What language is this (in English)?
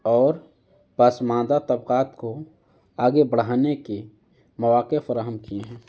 Urdu